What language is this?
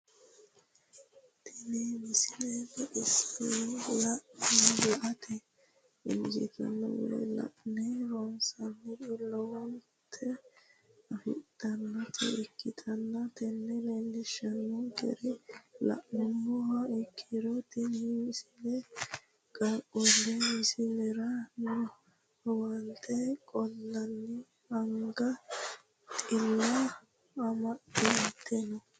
Sidamo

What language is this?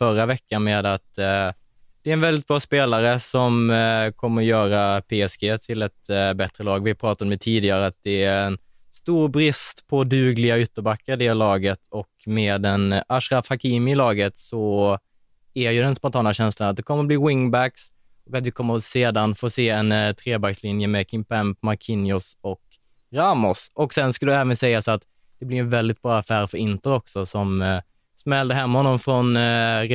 Swedish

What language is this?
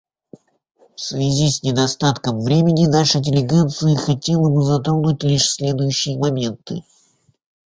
Russian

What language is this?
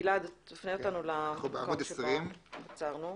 Hebrew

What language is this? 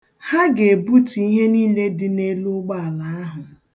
Igbo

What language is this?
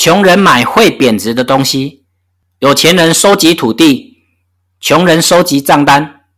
Chinese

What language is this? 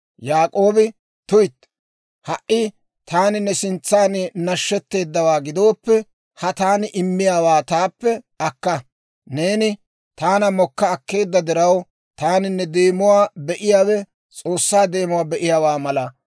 Dawro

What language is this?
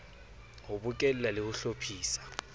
Southern Sotho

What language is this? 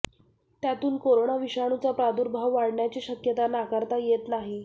Marathi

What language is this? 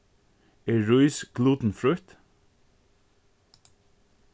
Faroese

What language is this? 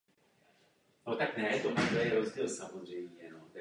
Czech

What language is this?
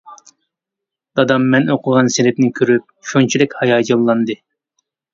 Uyghur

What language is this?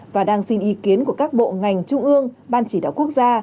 Vietnamese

